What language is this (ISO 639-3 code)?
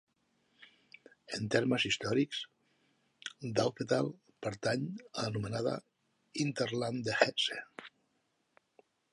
cat